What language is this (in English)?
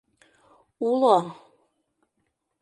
Mari